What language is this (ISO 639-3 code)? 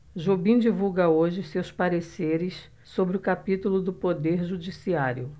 por